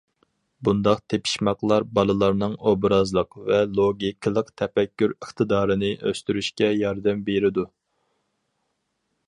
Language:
Uyghur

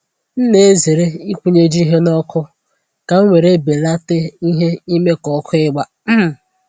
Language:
Igbo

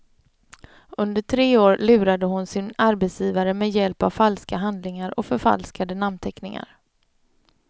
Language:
Swedish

